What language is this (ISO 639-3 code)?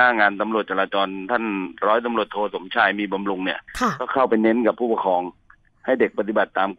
tha